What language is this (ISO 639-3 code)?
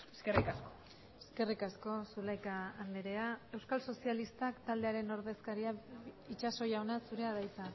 eus